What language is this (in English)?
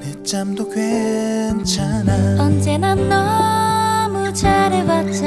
Korean